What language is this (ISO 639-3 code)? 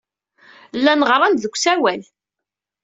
kab